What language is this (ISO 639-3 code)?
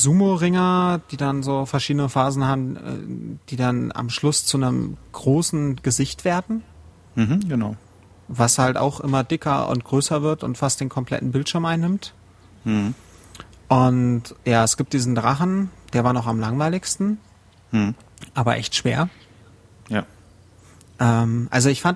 deu